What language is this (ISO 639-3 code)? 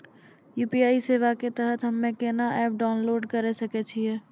mai